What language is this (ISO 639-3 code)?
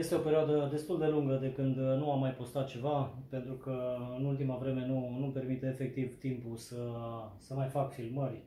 ron